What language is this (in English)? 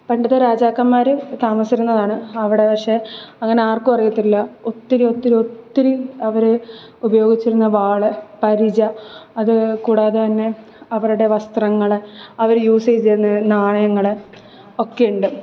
Malayalam